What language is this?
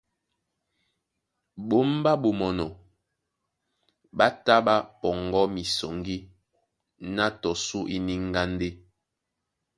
Duala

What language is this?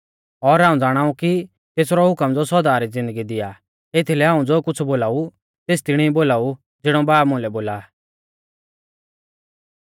Mahasu Pahari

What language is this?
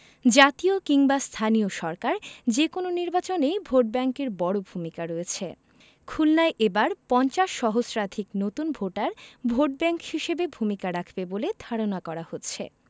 Bangla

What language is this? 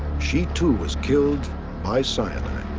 English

